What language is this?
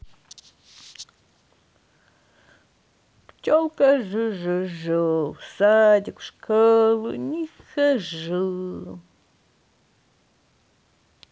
Russian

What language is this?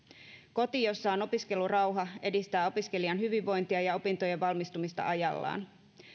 Finnish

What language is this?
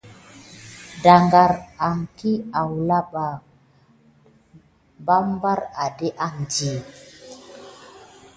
Gidar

